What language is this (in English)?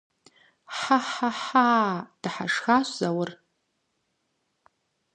Kabardian